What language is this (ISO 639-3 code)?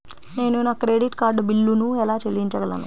tel